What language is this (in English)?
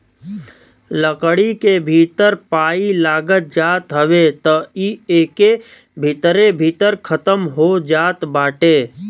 Bhojpuri